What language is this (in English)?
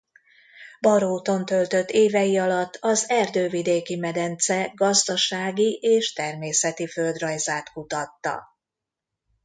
Hungarian